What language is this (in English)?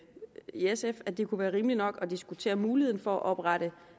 Danish